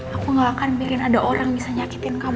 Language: Indonesian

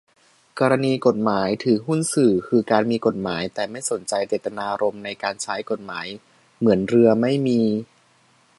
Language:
Thai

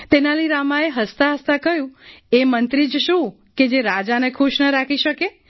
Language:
Gujarati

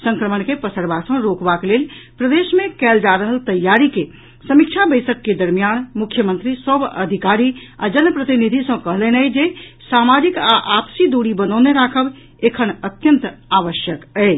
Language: Maithili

